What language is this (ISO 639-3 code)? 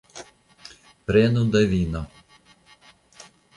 epo